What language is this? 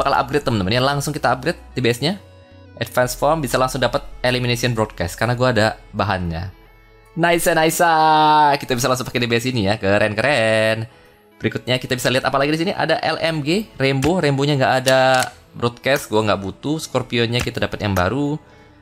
Indonesian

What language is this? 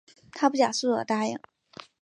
Chinese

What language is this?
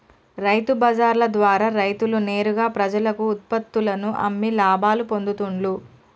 Telugu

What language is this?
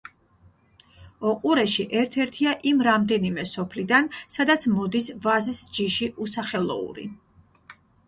Georgian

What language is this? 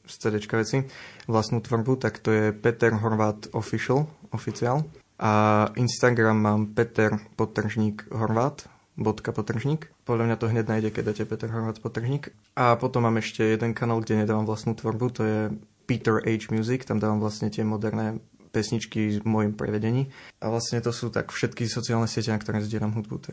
Slovak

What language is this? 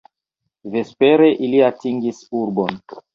Esperanto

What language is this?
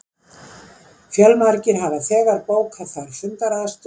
Icelandic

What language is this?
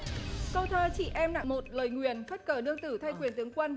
Vietnamese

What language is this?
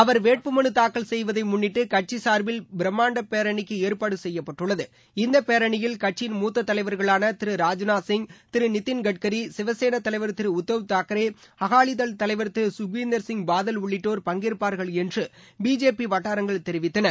Tamil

